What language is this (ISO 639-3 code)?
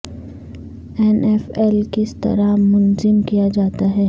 urd